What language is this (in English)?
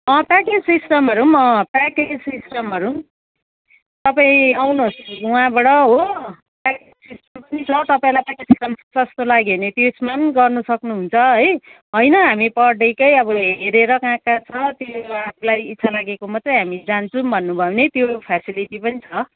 Nepali